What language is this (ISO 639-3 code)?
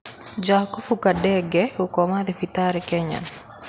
kik